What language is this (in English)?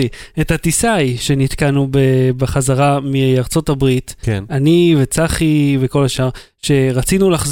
Hebrew